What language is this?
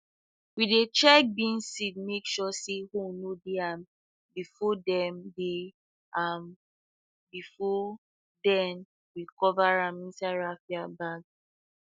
Nigerian Pidgin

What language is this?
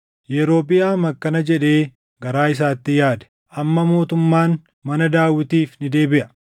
Oromo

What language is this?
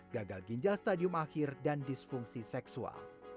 Indonesian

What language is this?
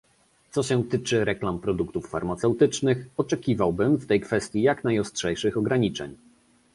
Polish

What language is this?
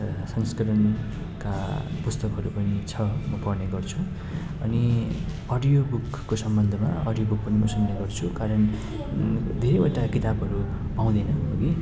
Nepali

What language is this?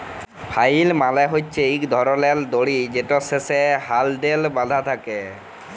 Bangla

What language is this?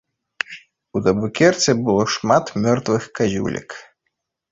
Belarusian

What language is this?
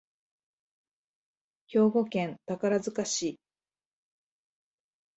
Japanese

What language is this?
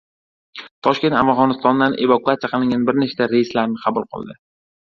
Uzbek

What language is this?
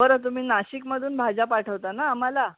Marathi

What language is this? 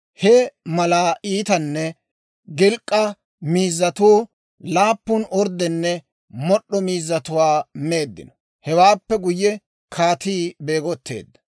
Dawro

